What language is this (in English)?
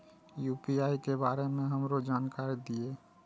Maithili